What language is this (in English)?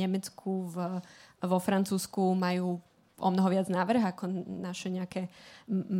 Slovak